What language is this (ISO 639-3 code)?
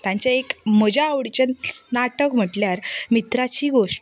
kok